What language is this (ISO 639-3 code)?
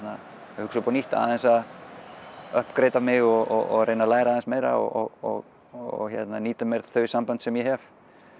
isl